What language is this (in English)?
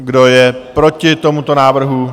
Czech